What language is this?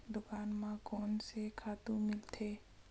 Chhattisgarhi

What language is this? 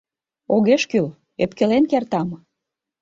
Mari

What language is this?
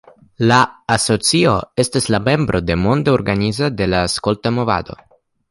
Esperanto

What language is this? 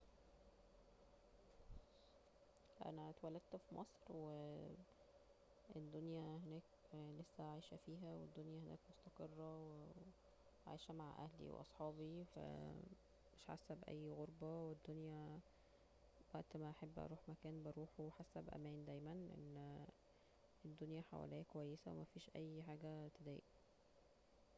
Egyptian Arabic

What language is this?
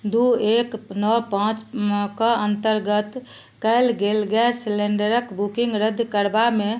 Maithili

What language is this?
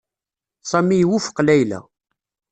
Kabyle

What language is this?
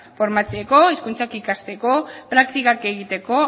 Basque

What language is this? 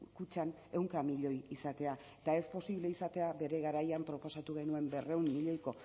Basque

